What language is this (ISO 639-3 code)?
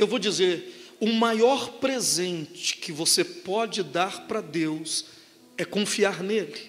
por